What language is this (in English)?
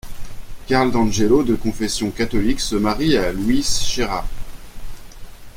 French